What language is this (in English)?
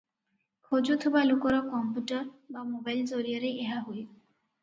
Odia